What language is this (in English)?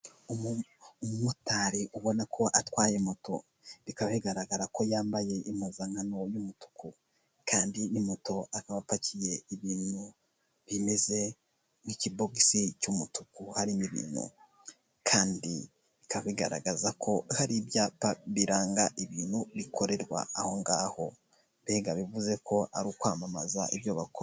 Kinyarwanda